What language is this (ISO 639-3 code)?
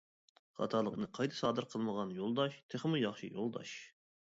uig